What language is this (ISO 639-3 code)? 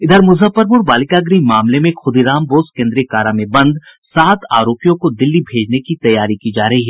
hin